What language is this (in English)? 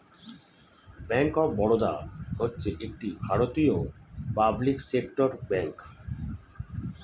Bangla